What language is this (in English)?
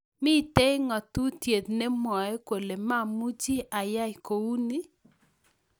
Kalenjin